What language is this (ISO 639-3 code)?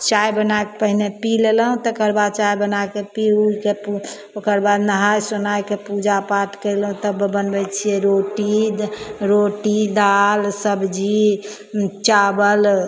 mai